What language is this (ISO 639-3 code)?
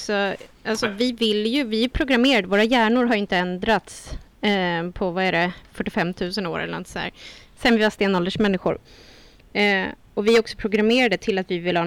swe